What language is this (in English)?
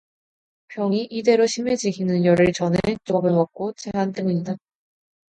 Korean